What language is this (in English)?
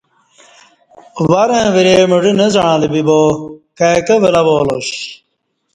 Kati